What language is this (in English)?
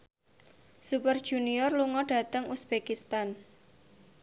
Javanese